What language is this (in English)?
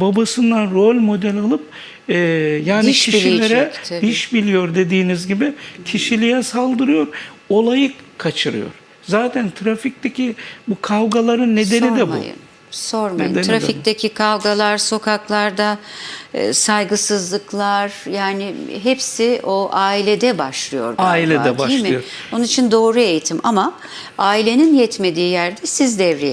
Turkish